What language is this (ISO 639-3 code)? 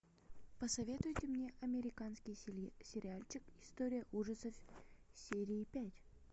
rus